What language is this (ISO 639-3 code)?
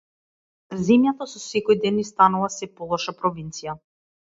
mkd